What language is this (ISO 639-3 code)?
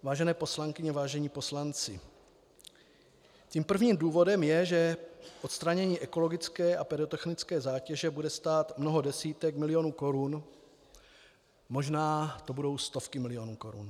ces